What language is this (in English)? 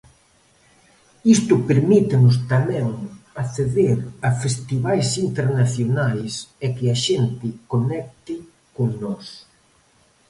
Galician